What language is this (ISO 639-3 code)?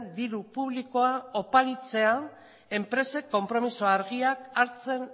eus